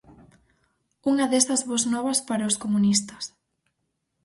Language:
Galician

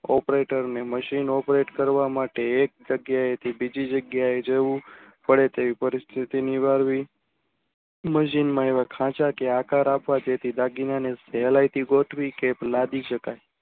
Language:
Gujarati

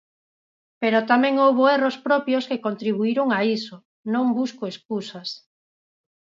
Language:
Galician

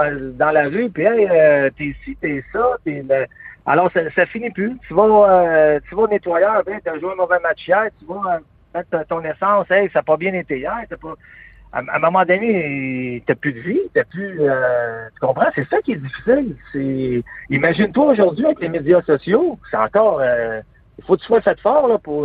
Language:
French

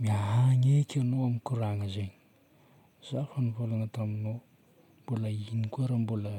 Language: Northern Betsimisaraka Malagasy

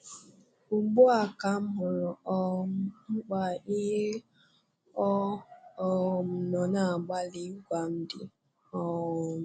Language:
Igbo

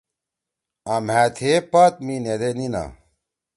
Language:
Torwali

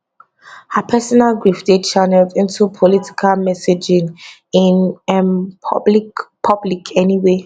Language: Nigerian Pidgin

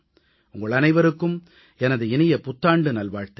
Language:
Tamil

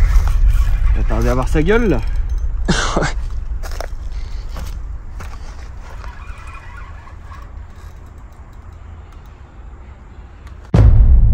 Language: French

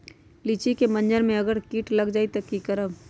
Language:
Magahi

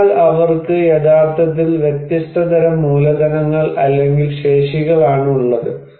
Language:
Malayalam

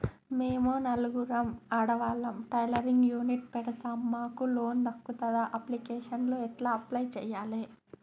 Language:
Telugu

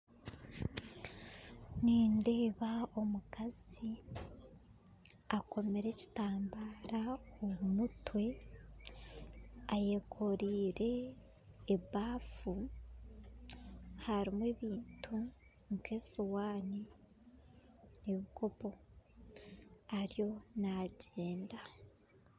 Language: Nyankole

